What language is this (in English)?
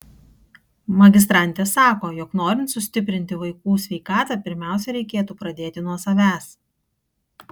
Lithuanian